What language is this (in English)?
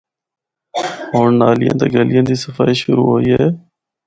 Northern Hindko